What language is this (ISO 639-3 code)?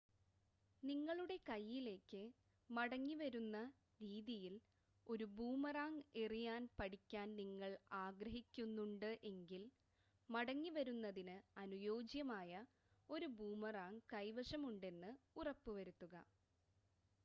mal